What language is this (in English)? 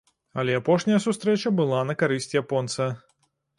Belarusian